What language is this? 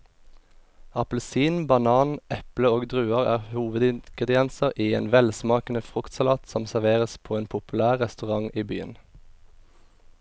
Norwegian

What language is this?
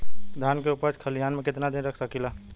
Bhojpuri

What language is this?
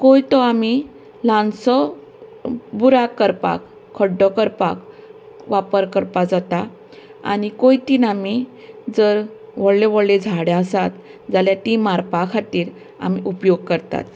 Konkani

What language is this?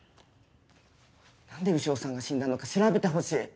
Japanese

